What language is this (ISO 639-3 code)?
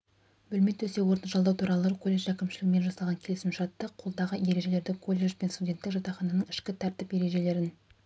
kaz